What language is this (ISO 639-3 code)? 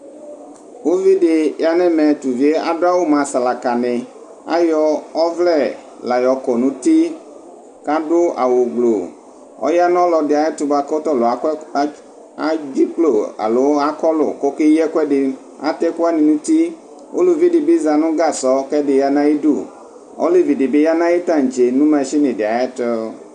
kpo